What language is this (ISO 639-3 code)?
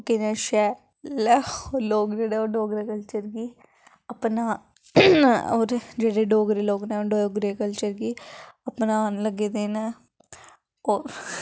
doi